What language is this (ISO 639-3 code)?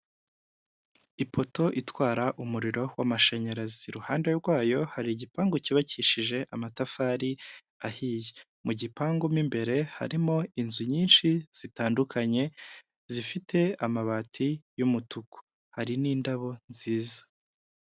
kin